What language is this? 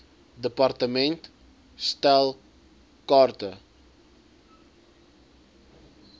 Afrikaans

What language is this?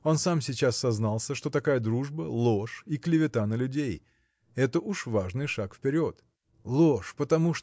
Russian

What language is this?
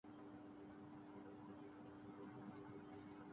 Urdu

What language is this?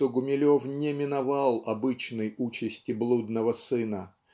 Russian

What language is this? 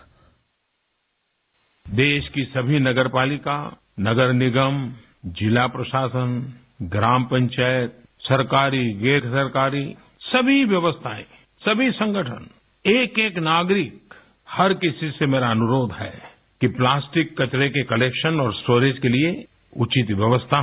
Hindi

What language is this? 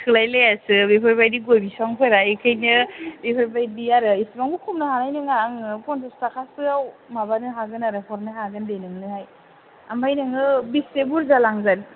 Bodo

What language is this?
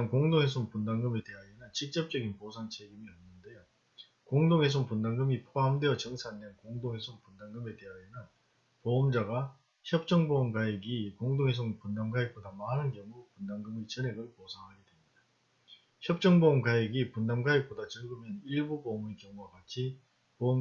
Korean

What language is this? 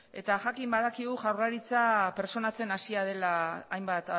Basque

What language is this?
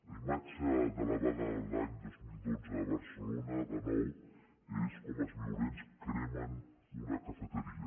Catalan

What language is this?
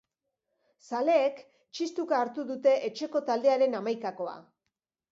Basque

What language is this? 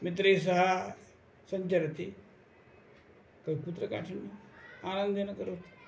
Sanskrit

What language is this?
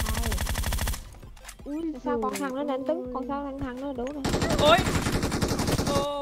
Vietnamese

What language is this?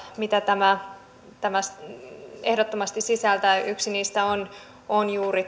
Finnish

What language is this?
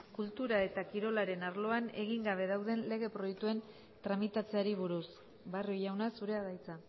Basque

